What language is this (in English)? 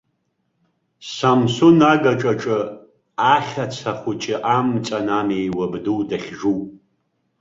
Abkhazian